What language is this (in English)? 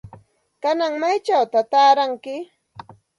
Santa Ana de Tusi Pasco Quechua